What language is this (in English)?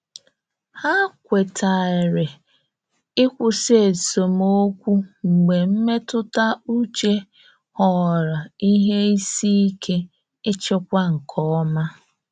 Igbo